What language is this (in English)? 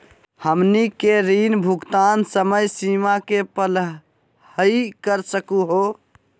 Magahi